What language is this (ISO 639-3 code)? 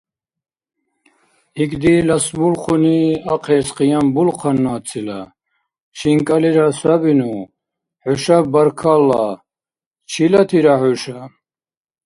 dar